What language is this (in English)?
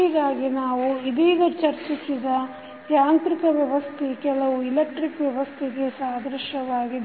Kannada